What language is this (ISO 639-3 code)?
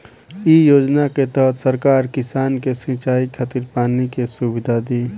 bho